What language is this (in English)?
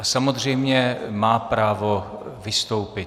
Czech